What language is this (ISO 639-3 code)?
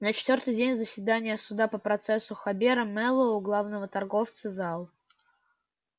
rus